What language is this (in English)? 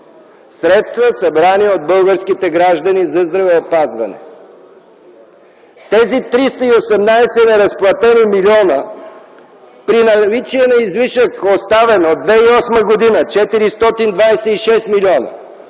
Bulgarian